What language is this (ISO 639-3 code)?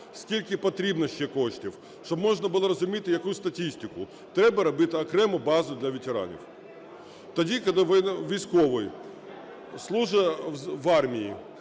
ukr